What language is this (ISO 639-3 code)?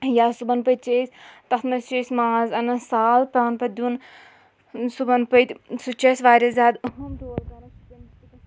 kas